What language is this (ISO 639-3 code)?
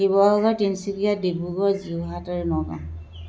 asm